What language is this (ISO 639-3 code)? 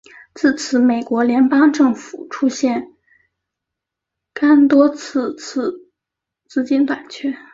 zho